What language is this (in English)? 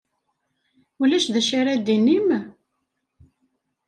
Kabyle